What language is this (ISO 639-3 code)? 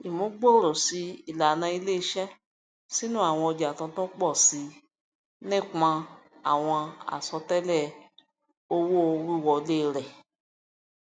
yor